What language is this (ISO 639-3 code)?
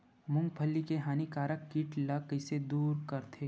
hne